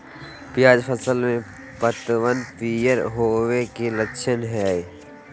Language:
Magahi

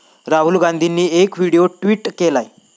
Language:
Marathi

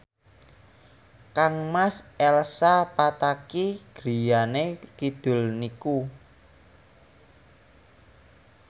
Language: Javanese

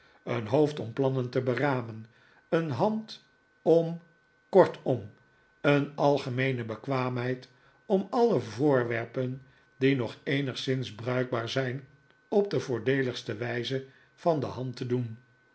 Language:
Dutch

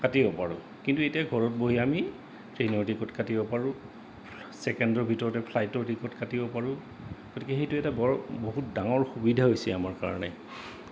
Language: Assamese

